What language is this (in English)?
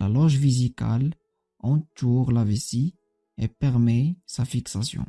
French